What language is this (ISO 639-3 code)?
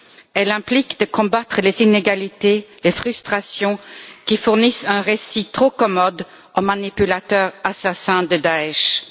fra